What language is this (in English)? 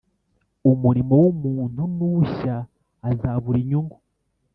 Kinyarwanda